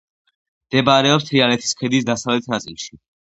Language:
Georgian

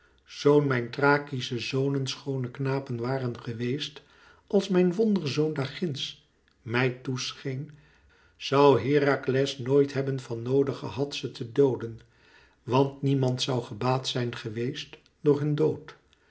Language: Dutch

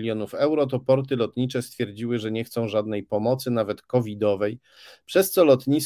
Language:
Polish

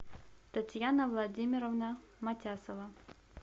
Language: Russian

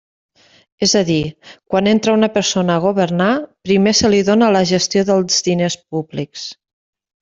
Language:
Catalan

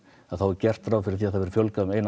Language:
Icelandic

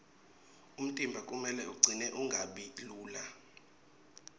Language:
Swati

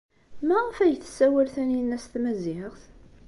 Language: Kabyle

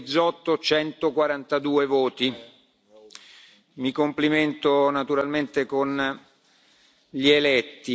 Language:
Italian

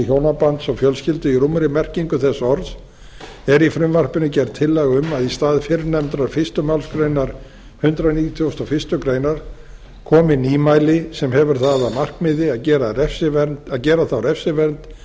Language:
Icelandic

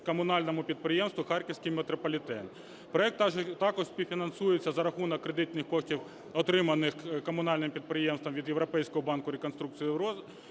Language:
Ukrainian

